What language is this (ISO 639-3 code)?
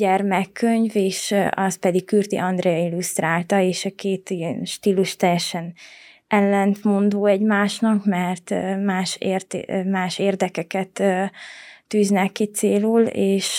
hun